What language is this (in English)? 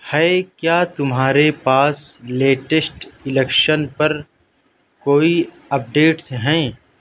Urdu